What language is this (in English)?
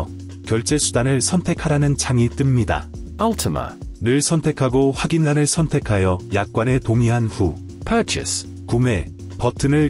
Korean